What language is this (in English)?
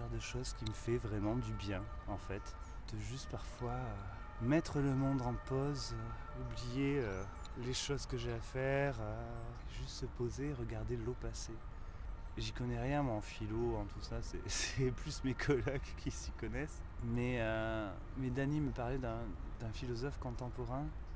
French